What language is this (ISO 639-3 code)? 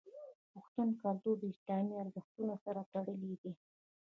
pus